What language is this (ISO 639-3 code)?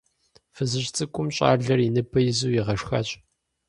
kbd